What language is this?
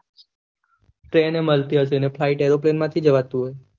Gujarati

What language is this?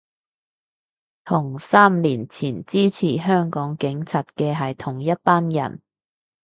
Cantonese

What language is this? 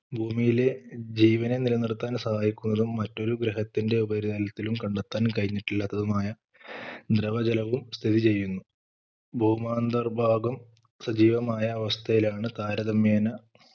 Malayalam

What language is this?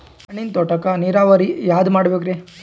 Kannada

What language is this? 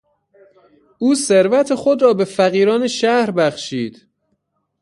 Persian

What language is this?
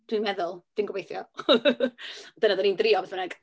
Welsh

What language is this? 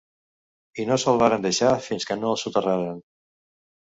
Catalan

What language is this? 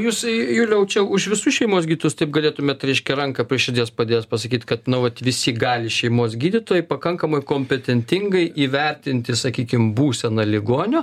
Lithuanian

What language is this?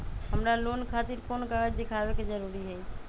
Magahi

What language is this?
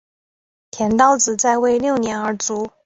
Chinese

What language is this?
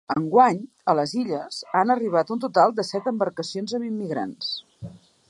Catalan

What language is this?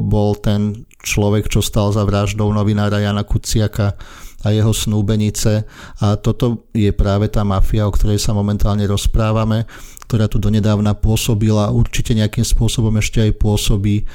Slovak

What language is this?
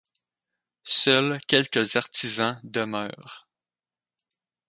French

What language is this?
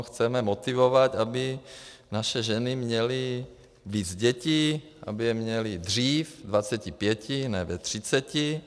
Czech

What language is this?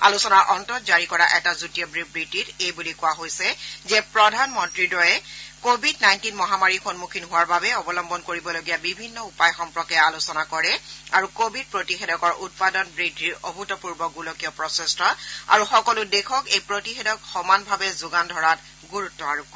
Assamese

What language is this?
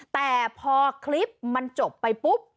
Thai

